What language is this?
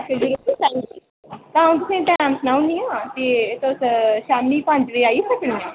Dogri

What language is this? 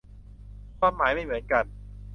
Thai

